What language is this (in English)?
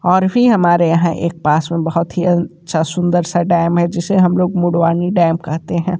Hindi